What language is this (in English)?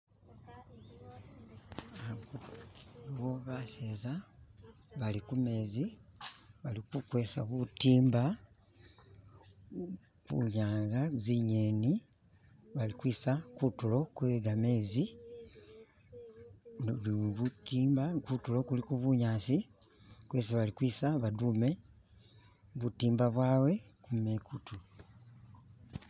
Masaaba